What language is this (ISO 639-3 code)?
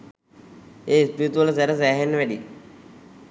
sin